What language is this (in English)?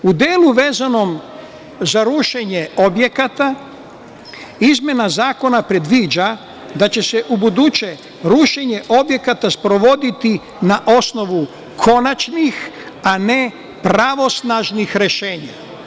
Serbian